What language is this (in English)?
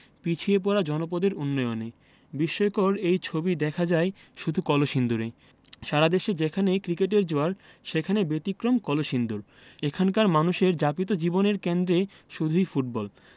Bangla